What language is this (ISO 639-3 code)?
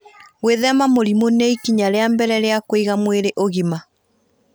kik